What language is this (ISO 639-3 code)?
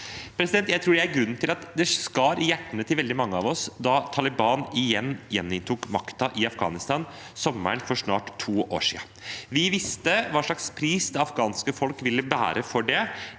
nor